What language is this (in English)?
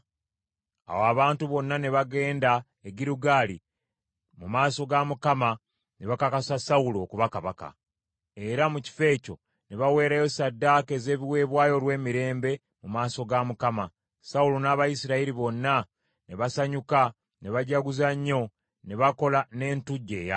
Ganda